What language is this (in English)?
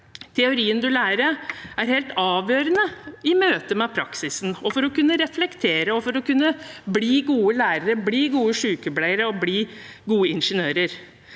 Norwegian